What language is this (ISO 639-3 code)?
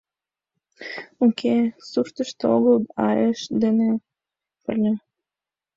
chm